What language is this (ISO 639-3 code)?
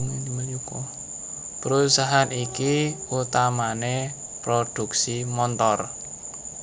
jav